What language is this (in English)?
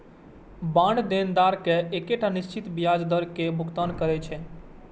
Maithili